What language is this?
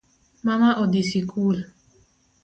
Luo (Kenya and Tanzania)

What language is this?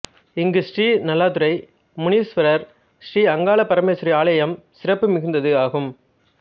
Tamil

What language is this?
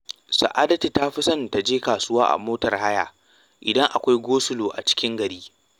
Hausa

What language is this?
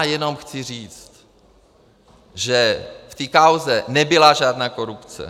Czech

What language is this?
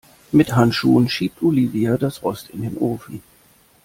German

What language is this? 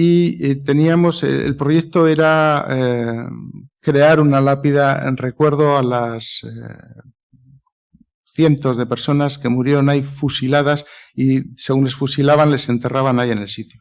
Spanish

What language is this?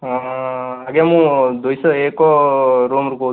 Odia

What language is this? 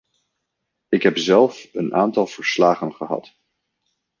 Dutch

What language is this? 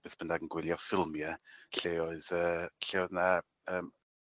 Welsh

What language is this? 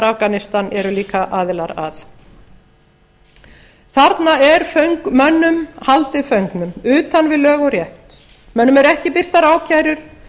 Icelandic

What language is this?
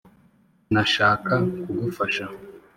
Kinyarwanda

